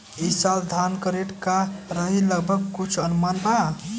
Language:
Bhojpuri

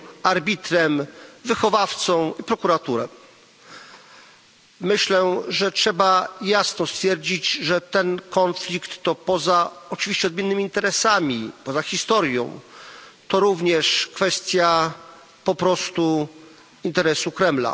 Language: Polish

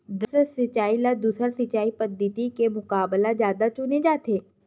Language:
Chhattisgarhi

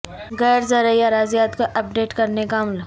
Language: Urdu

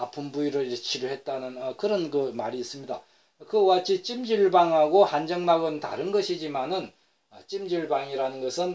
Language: Korean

